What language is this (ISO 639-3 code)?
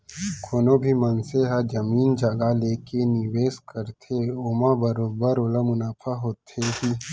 hne